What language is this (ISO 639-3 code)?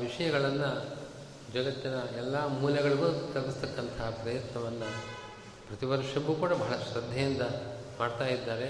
kan